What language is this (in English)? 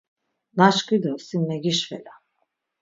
Laz